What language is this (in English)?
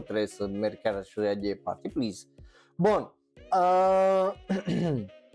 Romanian